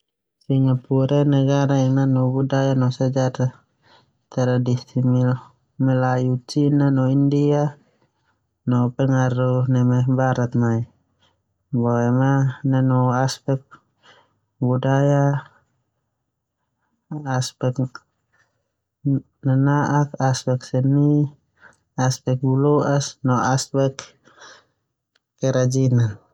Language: Termanu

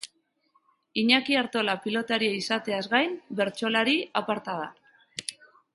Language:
Basque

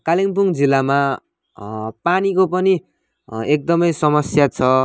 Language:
Nepali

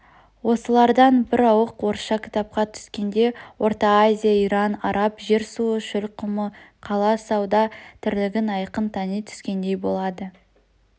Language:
Kazakh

